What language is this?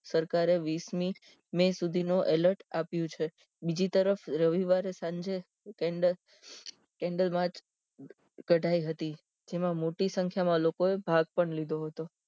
Gujarati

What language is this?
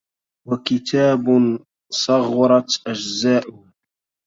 Arabic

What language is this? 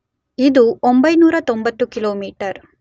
Kannada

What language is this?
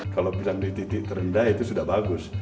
Indonesian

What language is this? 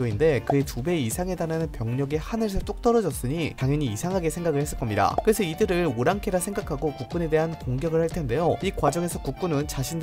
Korean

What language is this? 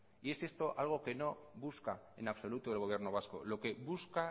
Spanish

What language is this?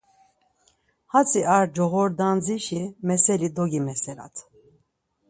Laz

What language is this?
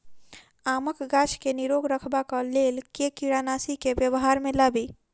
Maithili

